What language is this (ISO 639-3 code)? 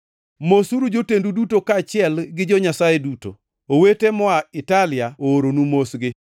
luo